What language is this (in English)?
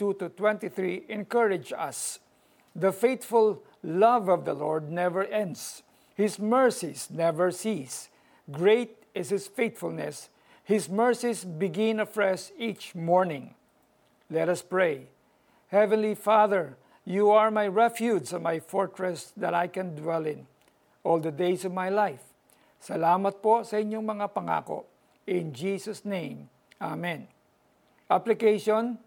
Filipino